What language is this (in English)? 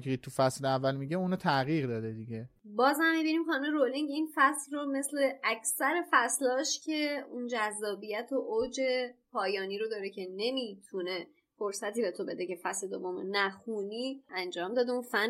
Persian